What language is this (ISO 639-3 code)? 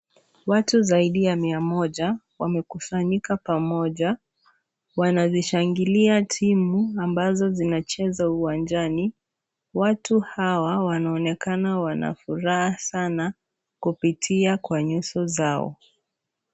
swa